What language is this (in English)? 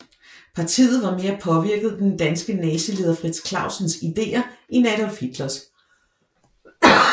Danish